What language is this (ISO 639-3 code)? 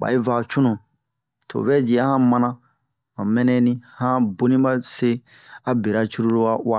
bmq